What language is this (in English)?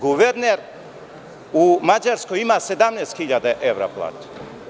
Serbian